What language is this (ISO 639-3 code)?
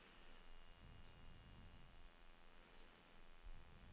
dan